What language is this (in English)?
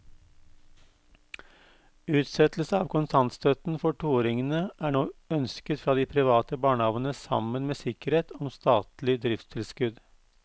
Norwegian